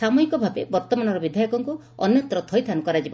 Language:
Odia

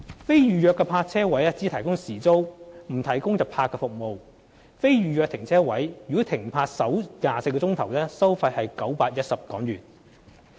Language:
Cantonese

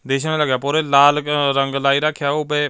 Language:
Punjabi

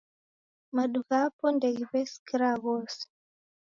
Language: Taita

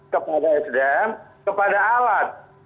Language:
Indonesian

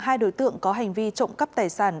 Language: Vietnamese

